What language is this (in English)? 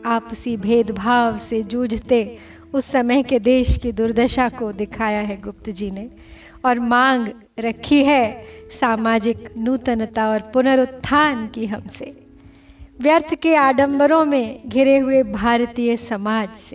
Hindi